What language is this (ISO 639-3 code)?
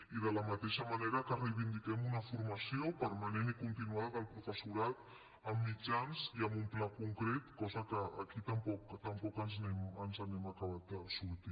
cat